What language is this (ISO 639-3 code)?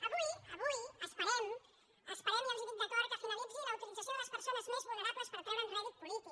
cat